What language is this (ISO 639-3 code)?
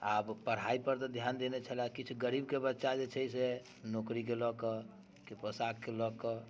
mai